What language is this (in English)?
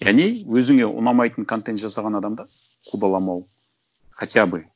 Kazakh